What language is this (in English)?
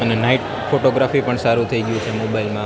Gujarati